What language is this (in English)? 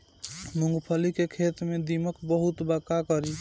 Bhojpuri